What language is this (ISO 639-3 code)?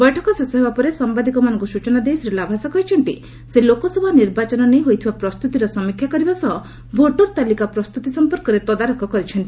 ori